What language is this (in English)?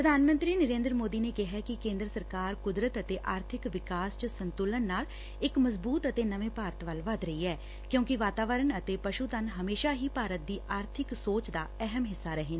Punjabi